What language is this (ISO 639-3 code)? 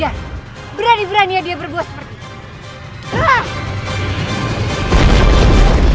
ind